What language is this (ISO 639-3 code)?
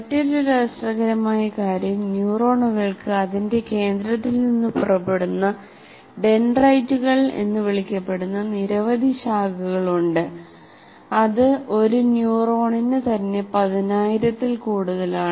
mal